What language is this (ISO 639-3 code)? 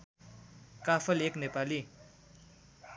nep